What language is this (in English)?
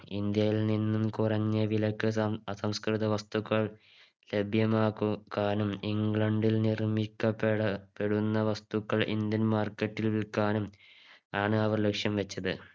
Malayalam